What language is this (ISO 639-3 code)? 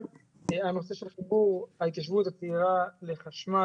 heb